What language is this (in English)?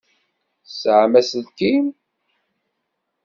Kabyle